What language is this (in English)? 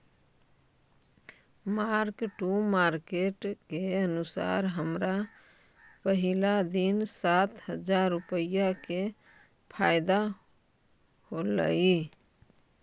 Magahi